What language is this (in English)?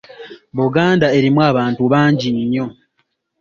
Ganda